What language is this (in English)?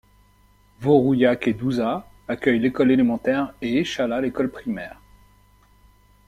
French